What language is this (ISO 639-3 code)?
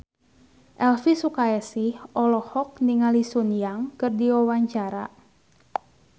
sun